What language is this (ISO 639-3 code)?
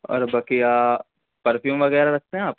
urd